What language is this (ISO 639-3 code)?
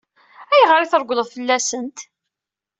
kab